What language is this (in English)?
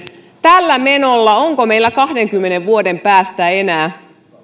Finnish